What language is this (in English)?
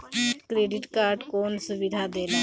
Bhojpuri